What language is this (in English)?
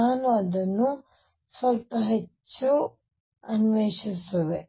Kannada